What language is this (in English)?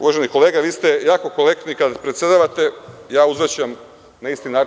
Serbian